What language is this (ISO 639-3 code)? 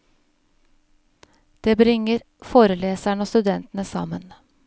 nor